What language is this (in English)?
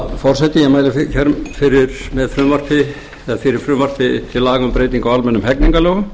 Icelandic